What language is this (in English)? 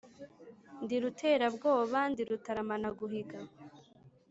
Kinyarwanda